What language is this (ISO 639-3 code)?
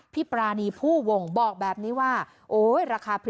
tha